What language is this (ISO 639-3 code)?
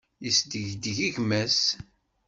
kab